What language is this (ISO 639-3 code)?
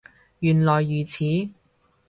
yue